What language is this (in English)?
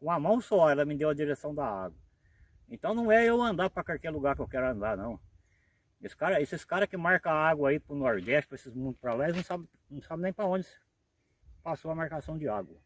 Portuguese